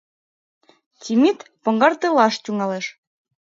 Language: Mari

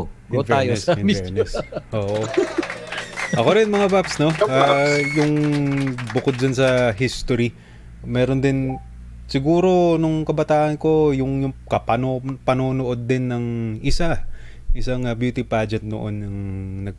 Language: Filipino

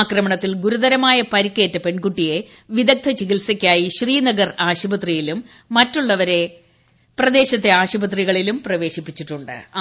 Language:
Malayalam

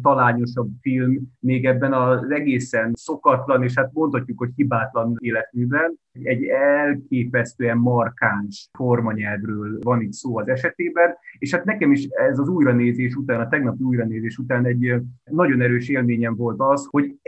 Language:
Hungarian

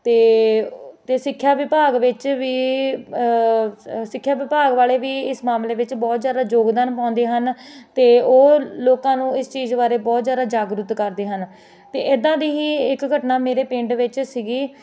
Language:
Punjabi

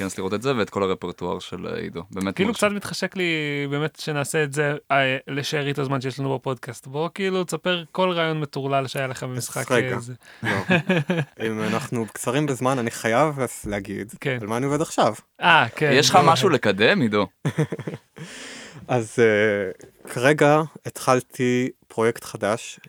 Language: Hebrew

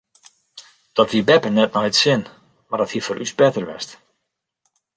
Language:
Western Frisian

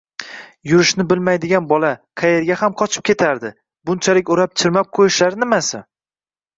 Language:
Uzbek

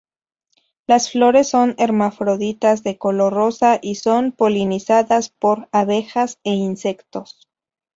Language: Spanish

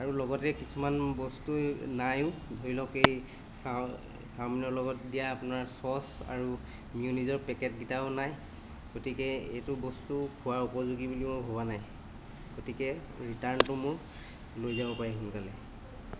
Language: Assamese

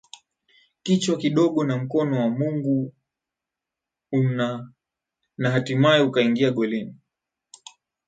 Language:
Swahili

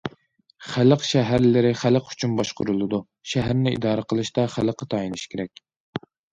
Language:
Uyghur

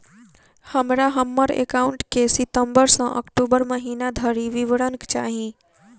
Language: Maithili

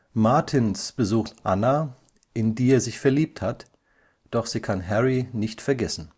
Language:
German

